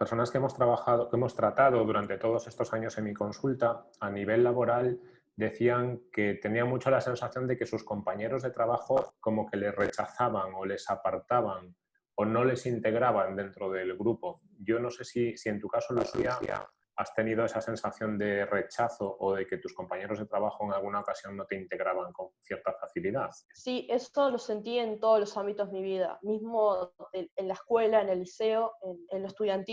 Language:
Spanish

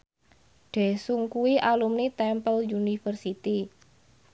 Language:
Javanese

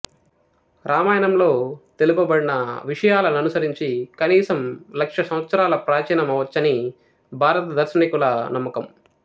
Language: Telugu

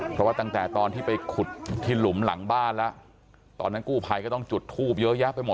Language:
Thai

